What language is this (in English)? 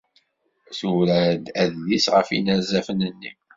Kabyle